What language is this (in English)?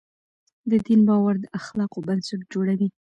Pashto